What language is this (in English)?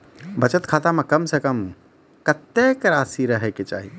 Maithili